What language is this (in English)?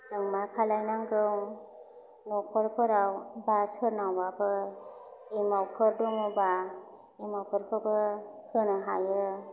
Bodo